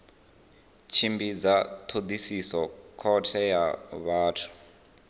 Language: Venda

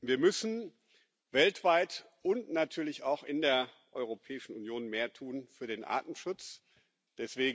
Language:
German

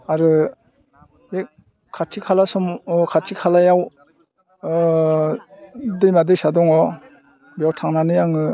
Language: Bodo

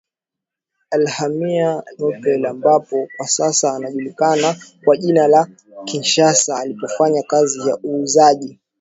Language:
Swahili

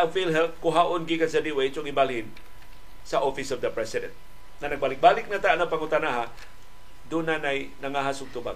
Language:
Filipino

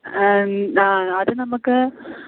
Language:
Malayalam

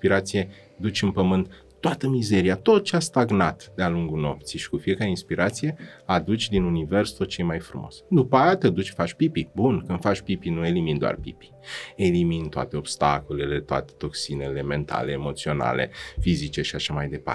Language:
Romanian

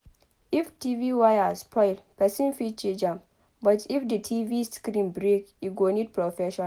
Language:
Nigerian Pidgin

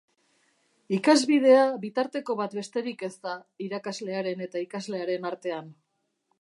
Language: Basque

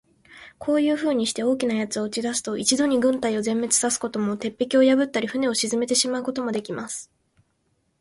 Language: Japanese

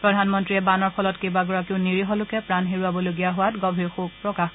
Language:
Assamese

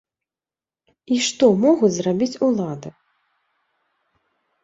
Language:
Belarusian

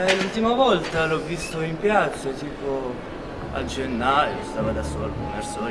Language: Italian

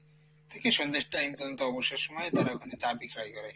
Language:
Bangla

